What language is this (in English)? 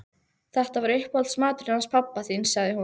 Icelandic